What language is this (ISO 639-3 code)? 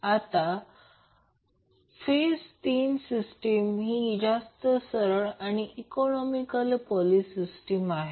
mar